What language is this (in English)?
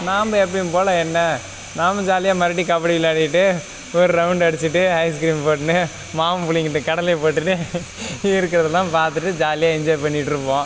Tamil